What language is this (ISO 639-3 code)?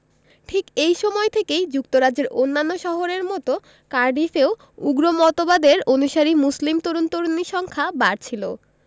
ben